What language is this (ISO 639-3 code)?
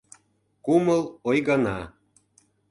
chm